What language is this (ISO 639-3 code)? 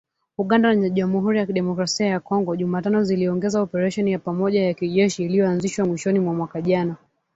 swa